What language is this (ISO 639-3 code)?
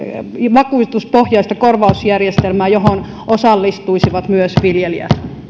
fin